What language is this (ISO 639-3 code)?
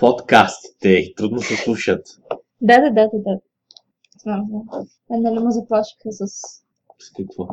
bul